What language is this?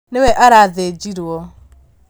Kikuyu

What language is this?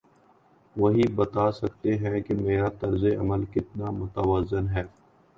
Urdu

